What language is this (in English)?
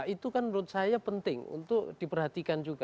Indonesian